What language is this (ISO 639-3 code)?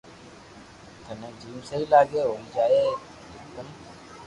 lrk